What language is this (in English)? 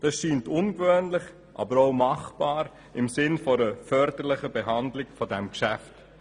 Swiss German